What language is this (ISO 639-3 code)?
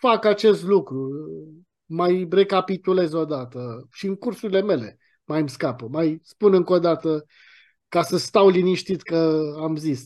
ron